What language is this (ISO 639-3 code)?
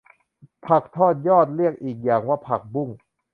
tha